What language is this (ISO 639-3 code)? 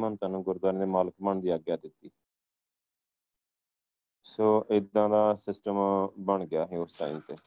pan